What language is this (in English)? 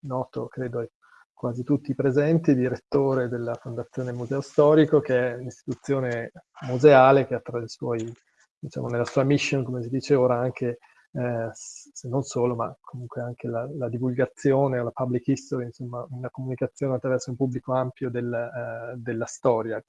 Italian